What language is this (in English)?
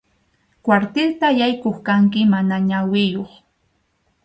Arequipa-La Unión Quechua